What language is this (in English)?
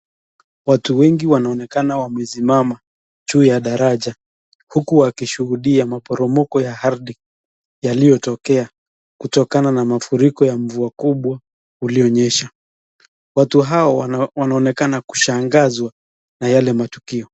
Swahili